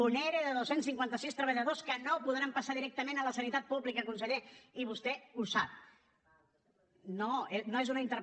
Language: Catalan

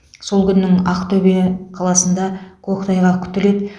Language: Kazakh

